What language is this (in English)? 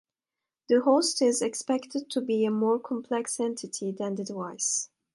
English